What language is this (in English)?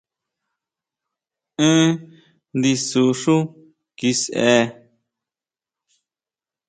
Huautla Mazatec